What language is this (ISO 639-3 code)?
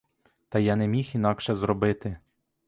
ukr